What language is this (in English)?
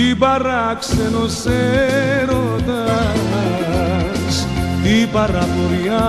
Greek